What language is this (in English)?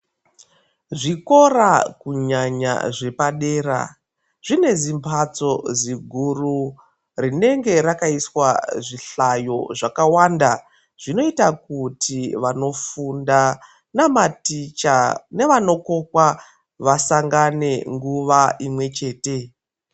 Ndau